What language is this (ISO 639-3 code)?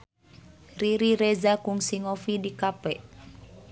sun